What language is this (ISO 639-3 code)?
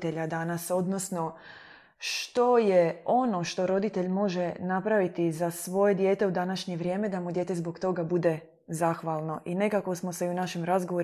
hrv